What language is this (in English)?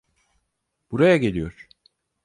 Turkish